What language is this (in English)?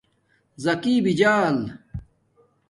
Domaaki